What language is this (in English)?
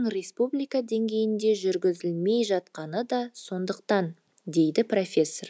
Kazakh